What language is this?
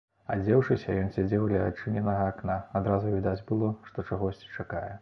Belarusian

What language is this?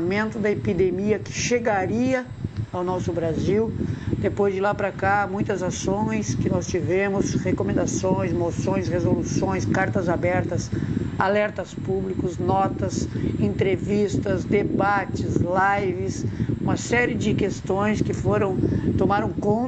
Portuguese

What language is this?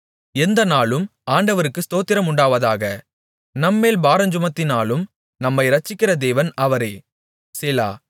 Tamil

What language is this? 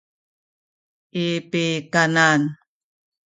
Sakizaya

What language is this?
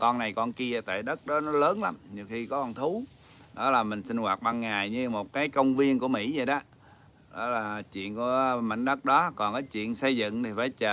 Vietnamese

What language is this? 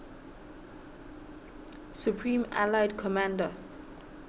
Southern Sotho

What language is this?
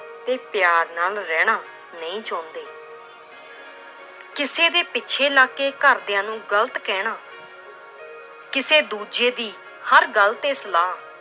Punjabi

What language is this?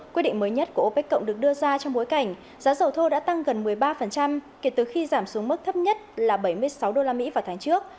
Vietnamese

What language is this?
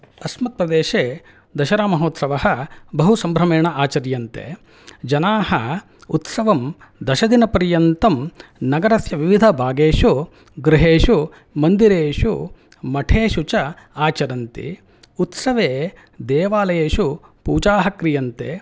Sanskrit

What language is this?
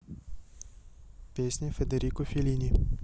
Russian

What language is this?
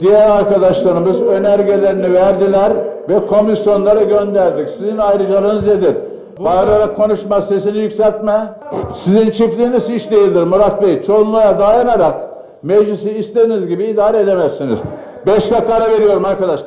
Turkish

